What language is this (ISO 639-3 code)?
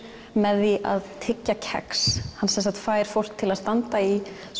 isl